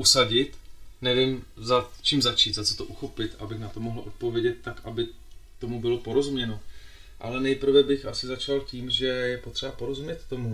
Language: Czech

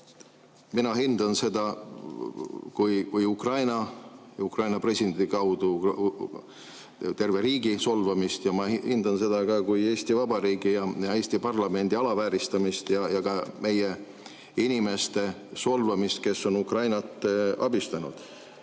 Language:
Estonian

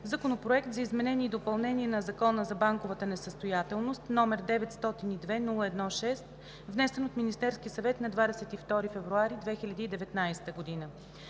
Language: Bulgarian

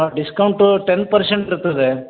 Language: Kannada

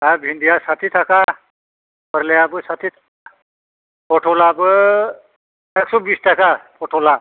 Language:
Bodo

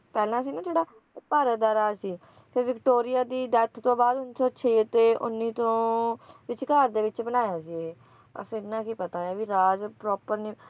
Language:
Punjabi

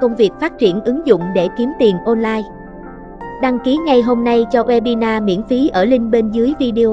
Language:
Vietnamese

